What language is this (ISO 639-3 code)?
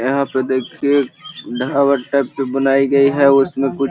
mag